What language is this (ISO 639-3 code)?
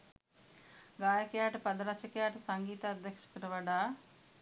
sin